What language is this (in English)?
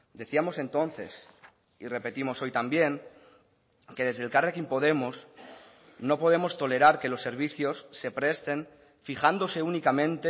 Spanish